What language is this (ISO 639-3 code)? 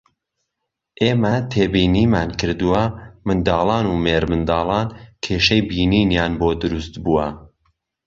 ckb